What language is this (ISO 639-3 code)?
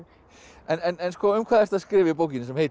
isl